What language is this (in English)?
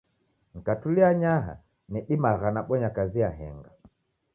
Taita